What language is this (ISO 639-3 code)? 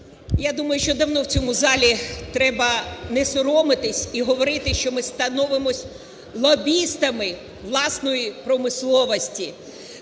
ukr